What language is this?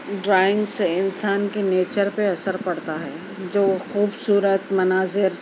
Urdu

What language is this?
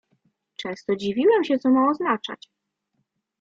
Polish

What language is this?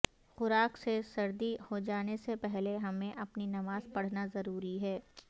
Urdu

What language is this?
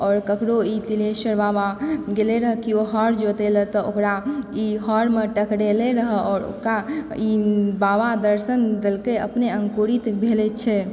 Maithili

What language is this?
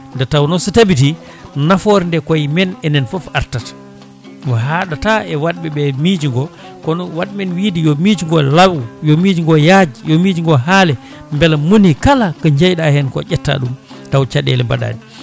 Fula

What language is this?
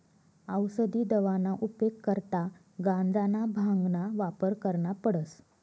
Marathi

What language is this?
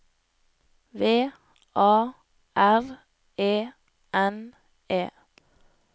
Norwegian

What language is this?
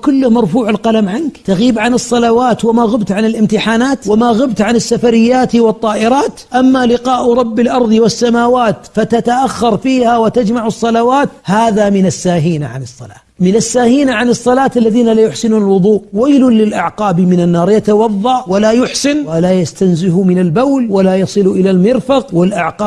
Arabic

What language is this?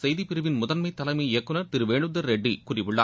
Tamil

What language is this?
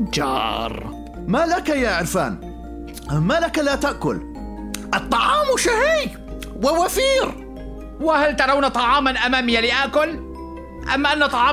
Arabic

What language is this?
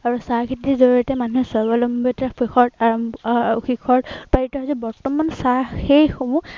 Assamese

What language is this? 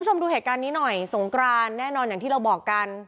Thai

